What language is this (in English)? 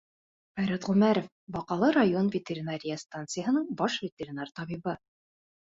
Bashkir